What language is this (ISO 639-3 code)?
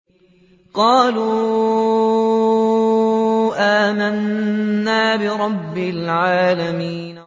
ara